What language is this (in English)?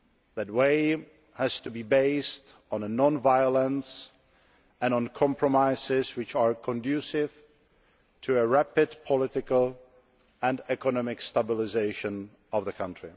English